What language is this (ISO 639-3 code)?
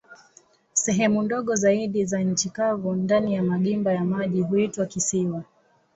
swa